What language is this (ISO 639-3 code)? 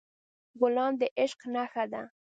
pus